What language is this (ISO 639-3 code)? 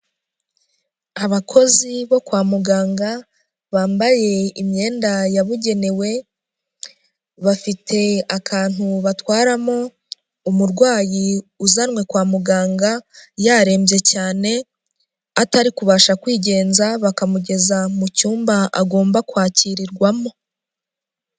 kin